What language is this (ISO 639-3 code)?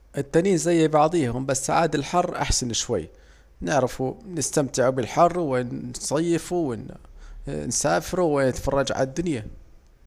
aec